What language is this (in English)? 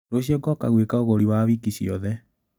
Kikuyu